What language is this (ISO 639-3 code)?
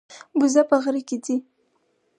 pus